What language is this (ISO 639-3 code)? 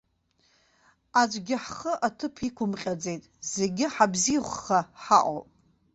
abk